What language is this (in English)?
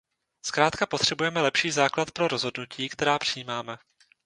Czech